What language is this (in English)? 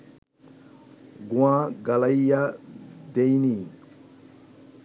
Bangla